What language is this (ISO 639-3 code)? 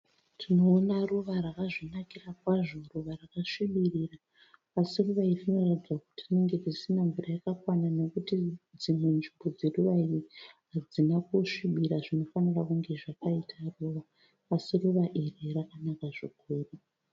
sna